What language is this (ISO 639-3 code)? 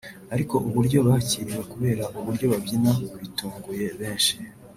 kin